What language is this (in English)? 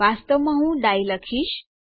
Gujarati